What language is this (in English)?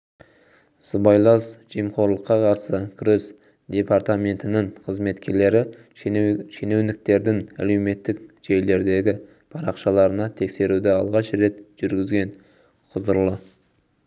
Kazakh